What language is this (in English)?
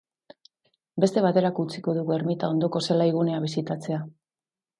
Basque